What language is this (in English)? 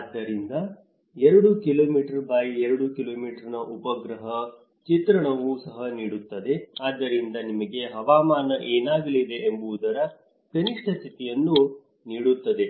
Kannada